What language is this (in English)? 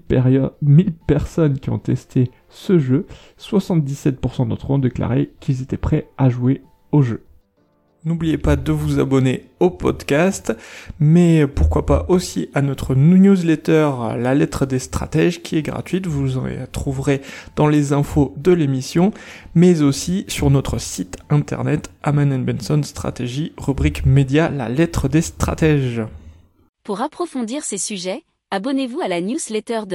French